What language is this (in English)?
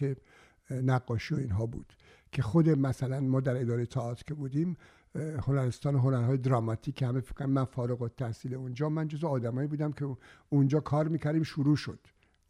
Persian